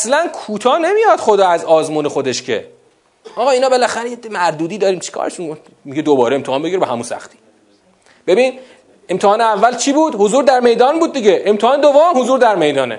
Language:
Persian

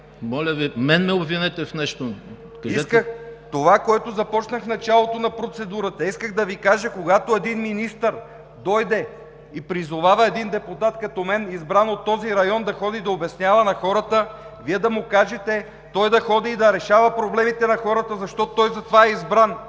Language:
Bulgarian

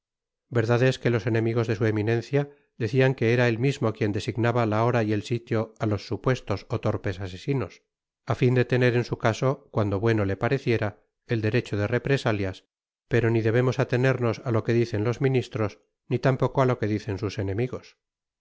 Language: Spanish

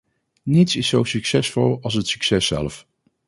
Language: Dutch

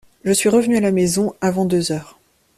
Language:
French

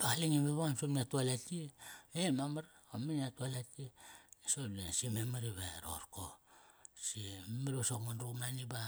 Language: Kairak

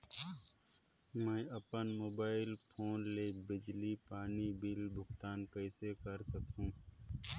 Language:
Chhattisgarhi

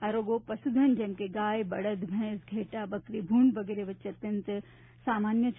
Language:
Gujarati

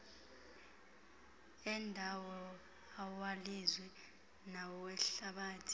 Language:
Xhosa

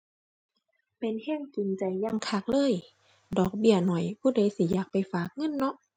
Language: Thai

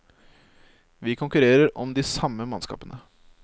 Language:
Norwegian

